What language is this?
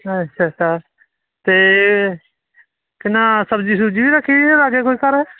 Dogri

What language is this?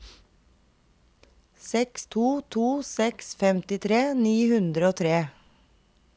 Norwegian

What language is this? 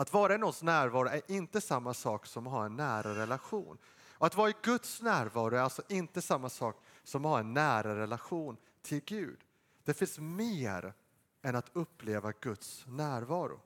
Swedish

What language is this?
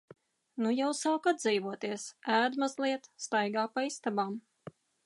Latvian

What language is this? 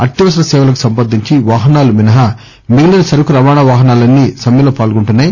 Telugu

